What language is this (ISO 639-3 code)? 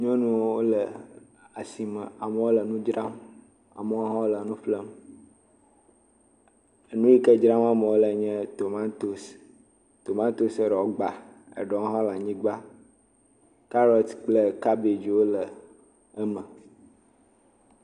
ewe